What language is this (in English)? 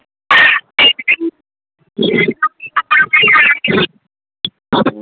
Maithili